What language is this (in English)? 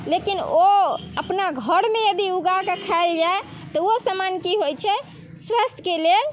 Maithili